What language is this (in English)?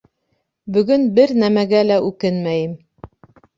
Bashkir